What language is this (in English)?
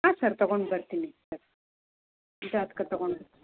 Kannada